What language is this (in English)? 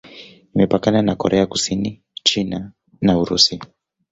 Swahili